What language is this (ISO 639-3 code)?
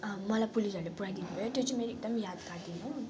nep